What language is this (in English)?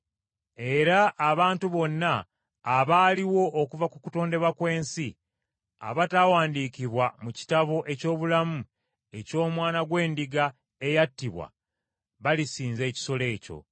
Ganda